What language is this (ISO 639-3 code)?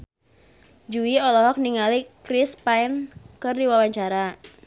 sun